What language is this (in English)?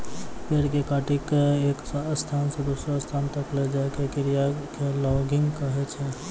Maithili